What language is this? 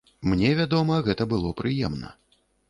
Belarusian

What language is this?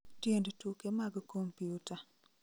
Luo (Kenya and Tanzania)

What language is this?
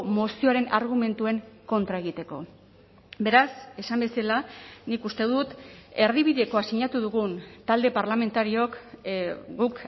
Basque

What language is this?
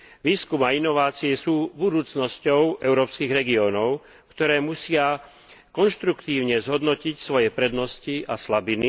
Slovak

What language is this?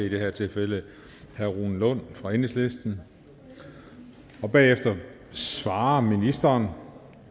Danish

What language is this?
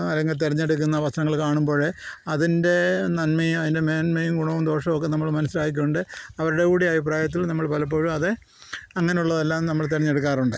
Malayalam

